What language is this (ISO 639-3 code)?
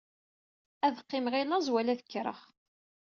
kab